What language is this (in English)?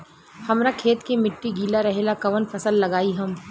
Bhojpuri